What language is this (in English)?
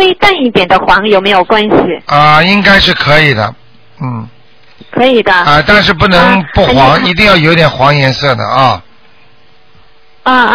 Chinese